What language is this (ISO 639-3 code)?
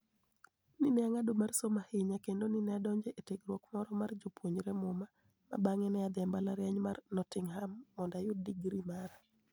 luo